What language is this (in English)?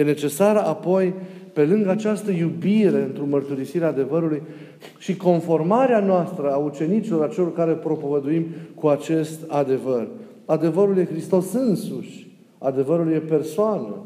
Romanian